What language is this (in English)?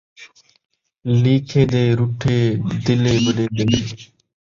Saraiki